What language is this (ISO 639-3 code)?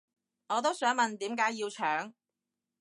yue